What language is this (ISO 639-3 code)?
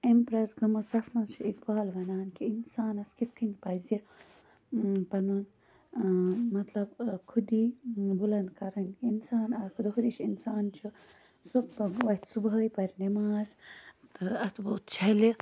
kas